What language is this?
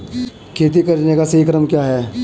Hindi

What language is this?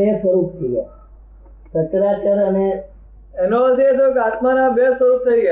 Gujarati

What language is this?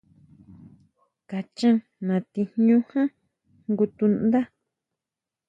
Huautla Mazatec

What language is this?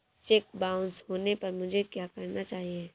Hindi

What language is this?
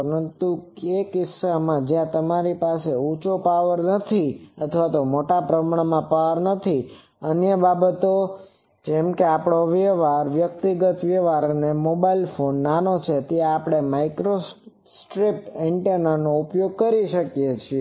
Gujarati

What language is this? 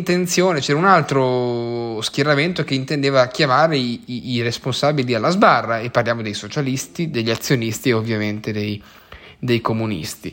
Italian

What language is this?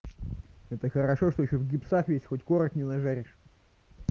Russian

